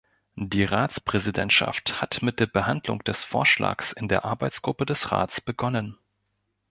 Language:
German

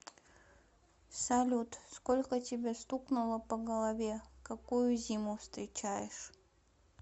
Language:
Russian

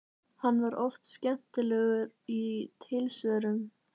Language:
Icelandic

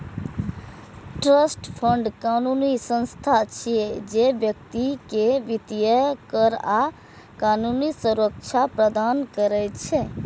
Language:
Maithili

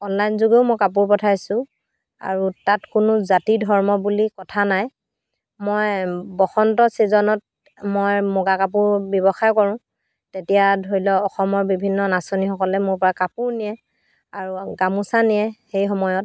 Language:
Assamese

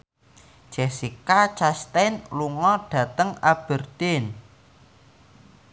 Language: Javanese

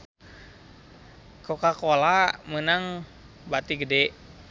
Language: Sundanese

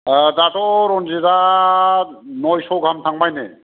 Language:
Bodo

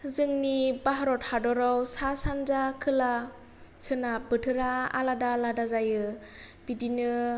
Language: Bodo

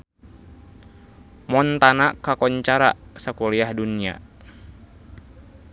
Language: Sundanese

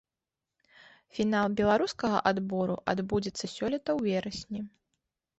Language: Belarusian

